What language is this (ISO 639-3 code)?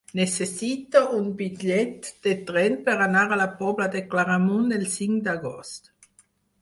cat